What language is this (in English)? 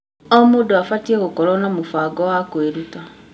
Kikuyu